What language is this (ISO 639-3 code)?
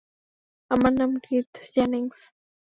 ben